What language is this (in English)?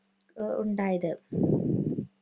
Malayalam